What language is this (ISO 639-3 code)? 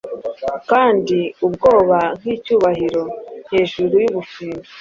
kin